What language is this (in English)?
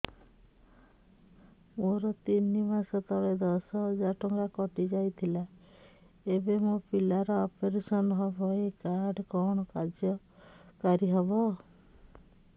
Odia